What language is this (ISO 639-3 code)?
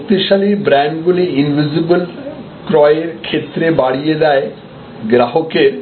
ben